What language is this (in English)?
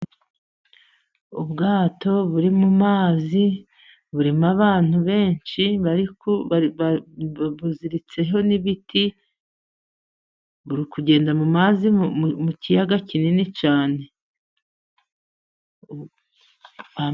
Kinyarwanda